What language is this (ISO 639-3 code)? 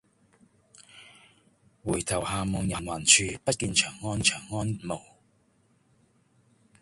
yue